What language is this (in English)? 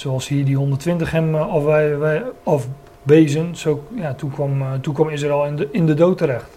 Dutch